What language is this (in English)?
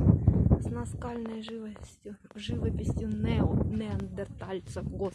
Russian